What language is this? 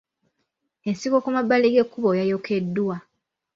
Ganda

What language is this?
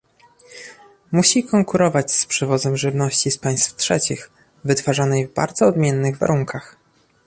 Polish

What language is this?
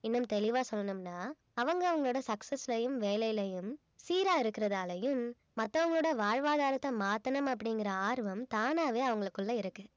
Tamil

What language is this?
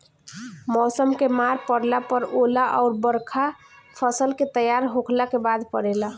Bhojpuri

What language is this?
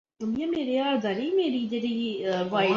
Urdu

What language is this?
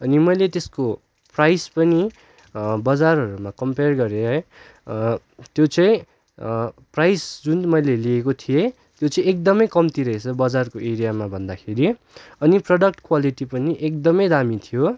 Nepali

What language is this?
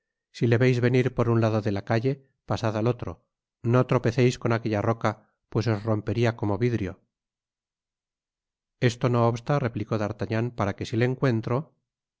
Spanish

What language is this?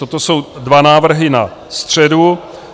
Czech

